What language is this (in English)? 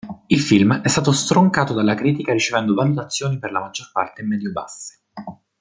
Italian